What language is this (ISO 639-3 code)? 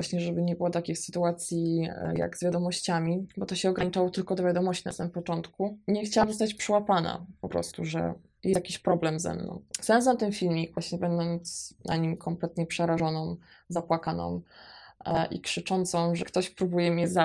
pol